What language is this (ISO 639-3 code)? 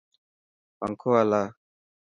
mki